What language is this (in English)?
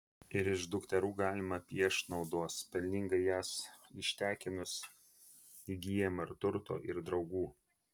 Lithuanian